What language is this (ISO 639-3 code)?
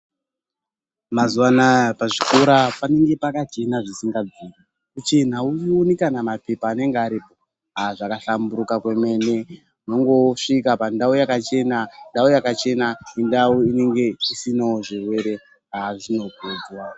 ndc